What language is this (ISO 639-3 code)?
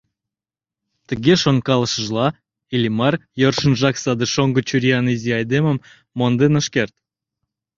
chm